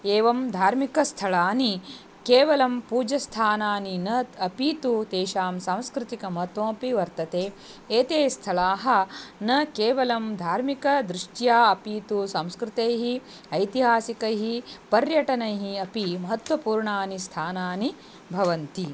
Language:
Sanskrit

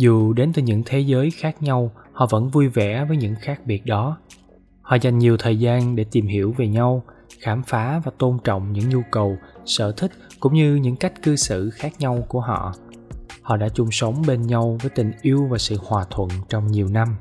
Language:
Vietnamese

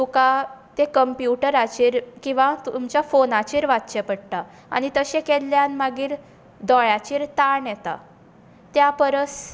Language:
Konkani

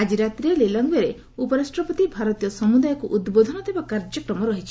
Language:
Odia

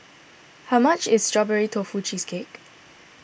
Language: English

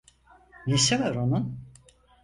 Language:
Turkish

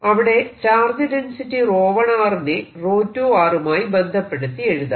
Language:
Malayalam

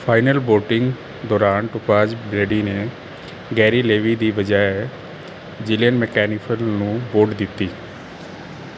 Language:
Punjabi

